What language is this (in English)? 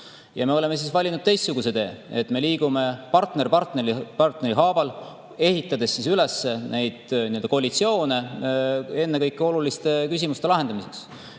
Estonian